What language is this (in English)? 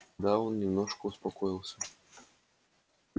Russian